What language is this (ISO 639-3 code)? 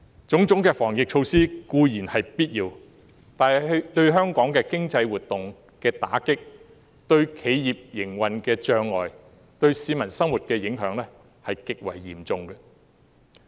yue